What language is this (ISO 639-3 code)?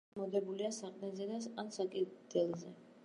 kat